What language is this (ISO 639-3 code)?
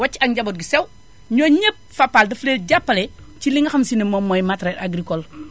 wol